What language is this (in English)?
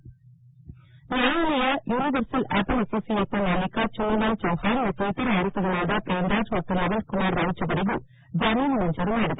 Kannada